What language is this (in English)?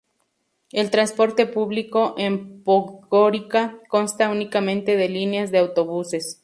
Spanish